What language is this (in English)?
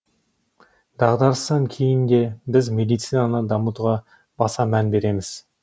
Kazakh